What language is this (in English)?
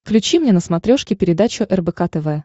Russian